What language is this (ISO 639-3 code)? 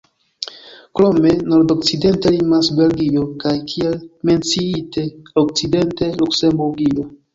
epo